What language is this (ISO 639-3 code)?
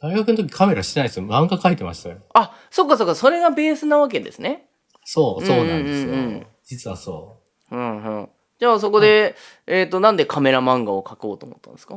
jpn